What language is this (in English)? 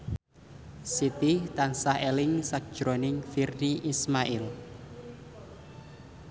Javanese